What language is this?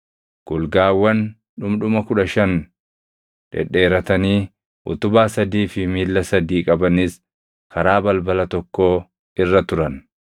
Oromo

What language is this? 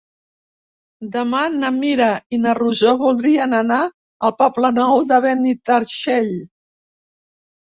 Catalan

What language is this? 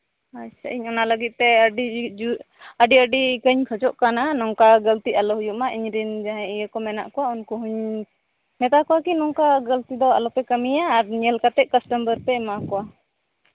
Santali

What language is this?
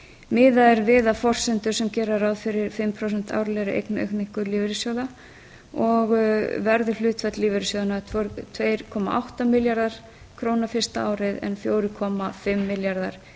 Icelandic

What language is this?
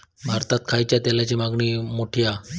Marathi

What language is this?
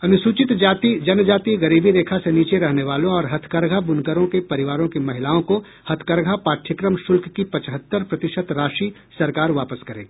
Hindi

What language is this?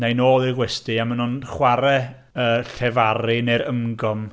Welsh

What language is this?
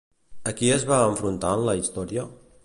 Catalan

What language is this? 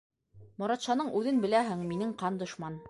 Bashkir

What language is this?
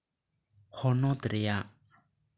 Santali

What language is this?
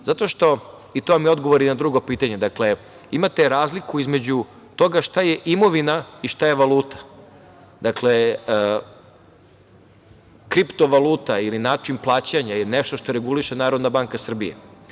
Serbian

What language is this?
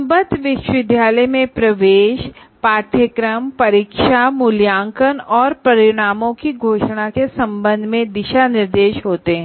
Hindi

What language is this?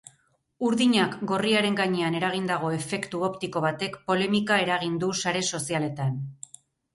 Basque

